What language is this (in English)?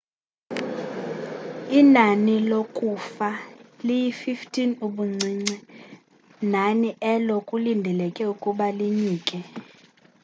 Xhosa